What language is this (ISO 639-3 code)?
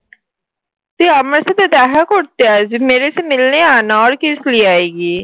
ben